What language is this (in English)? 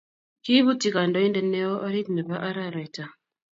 Kalenjin